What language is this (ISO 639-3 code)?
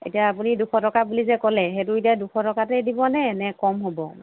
asm